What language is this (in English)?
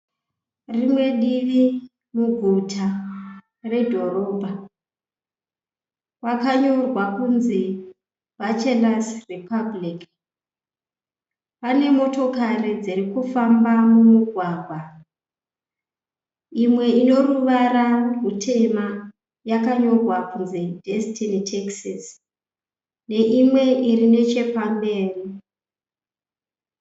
Shona